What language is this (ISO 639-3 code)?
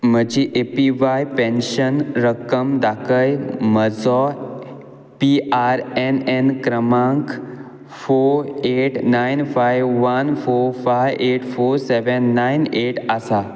kok